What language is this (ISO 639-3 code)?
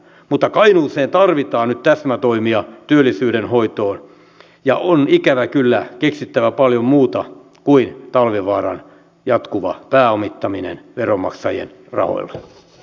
fin